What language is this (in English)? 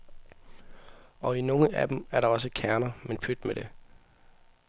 Danish